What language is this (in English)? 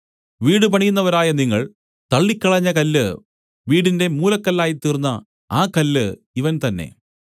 Malayalam